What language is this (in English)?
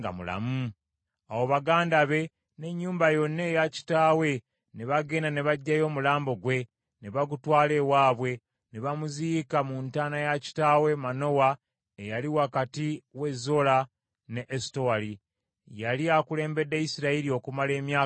Ganda